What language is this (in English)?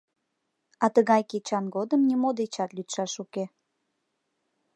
Mari